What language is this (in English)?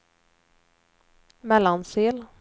Swedish